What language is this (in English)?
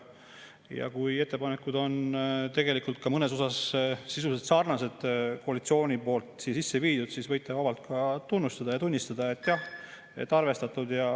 Estonian